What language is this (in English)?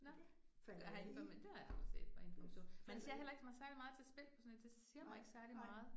Danish